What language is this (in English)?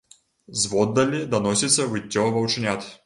Belarusian